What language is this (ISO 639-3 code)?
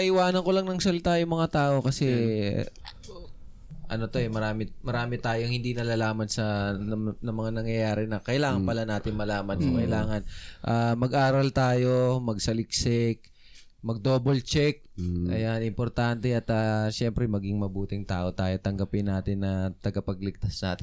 fil